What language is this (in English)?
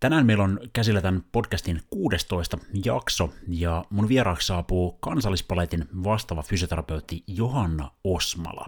Finnish